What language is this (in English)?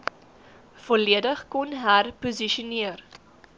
Afrikaans